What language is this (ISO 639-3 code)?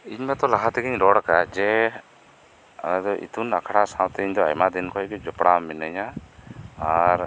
sat